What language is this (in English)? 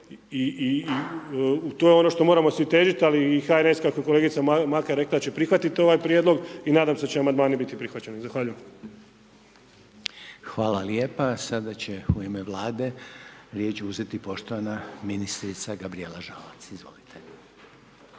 Croatian